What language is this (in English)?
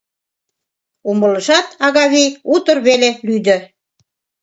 Mari